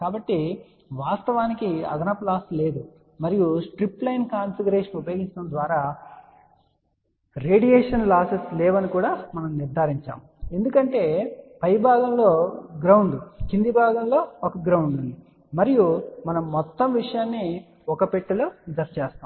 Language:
Telugu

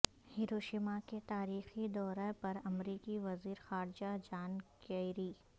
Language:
Urdu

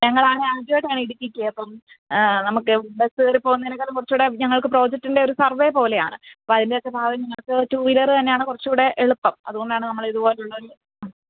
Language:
Malayalam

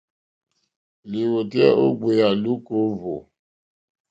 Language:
Mokpwe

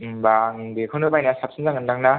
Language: Bodo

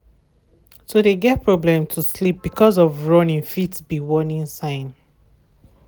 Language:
Nigerian Pidgin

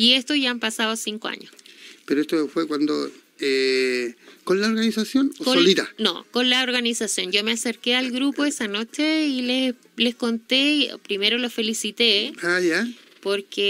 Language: Spanish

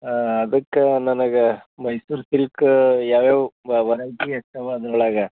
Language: Kannada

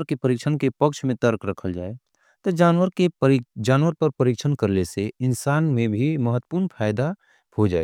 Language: Angika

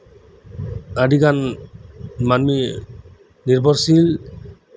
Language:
Santali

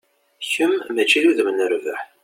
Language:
Kabyle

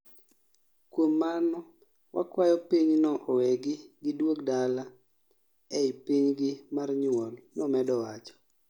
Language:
Luo (Kenya and Tanzania)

